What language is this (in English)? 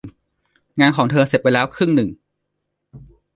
Thai